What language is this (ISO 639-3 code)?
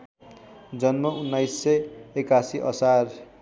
nep